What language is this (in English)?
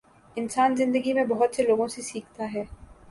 Urdu